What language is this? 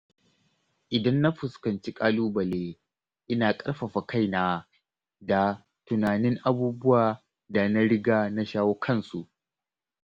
Hausa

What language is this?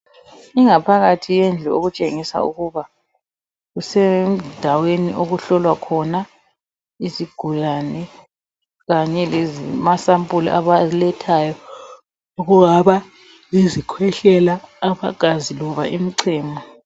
North Ndebele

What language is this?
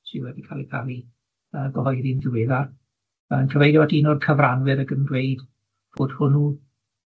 Welsh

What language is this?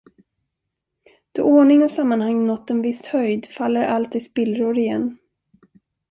Swedish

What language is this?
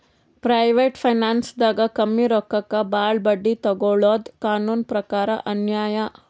Kannada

